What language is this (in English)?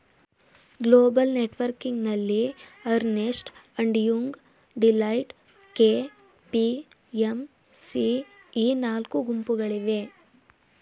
Kannada